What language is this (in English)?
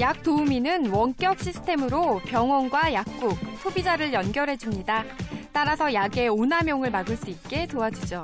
Korean